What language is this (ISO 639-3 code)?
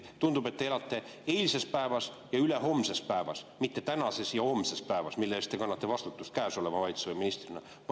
est